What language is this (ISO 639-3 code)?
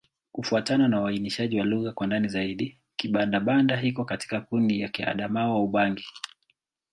swa